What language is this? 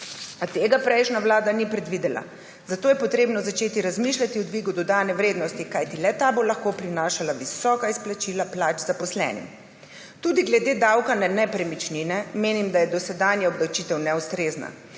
Slovenian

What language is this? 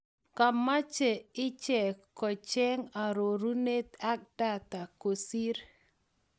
Kalenjin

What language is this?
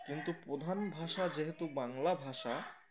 Bangla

